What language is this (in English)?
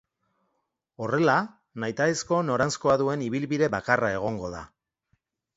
Basque